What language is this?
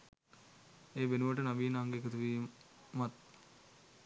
Sinhala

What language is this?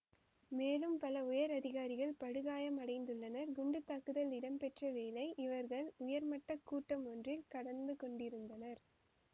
Tamil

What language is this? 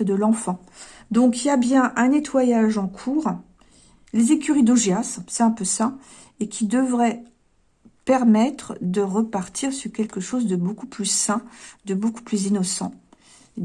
French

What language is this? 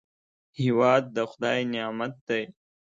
Pashto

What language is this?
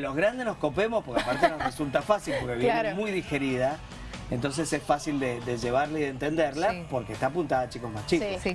Spanish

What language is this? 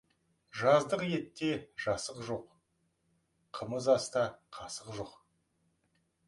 Kazakh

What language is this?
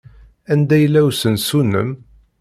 Kabyle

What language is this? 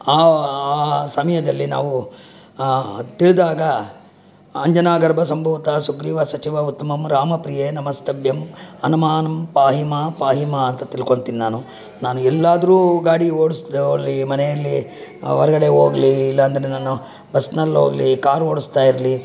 Kannada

